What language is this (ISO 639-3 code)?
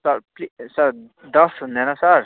nep